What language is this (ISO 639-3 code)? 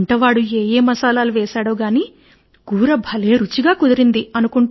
tel